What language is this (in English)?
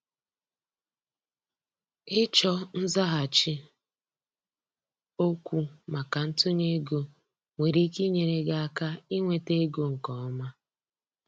Igbo